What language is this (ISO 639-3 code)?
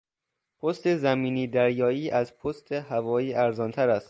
fas